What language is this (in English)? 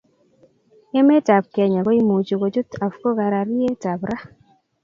Kalenjin